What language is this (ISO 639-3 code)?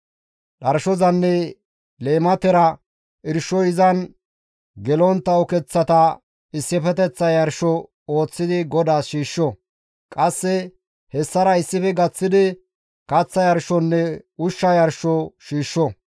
gmv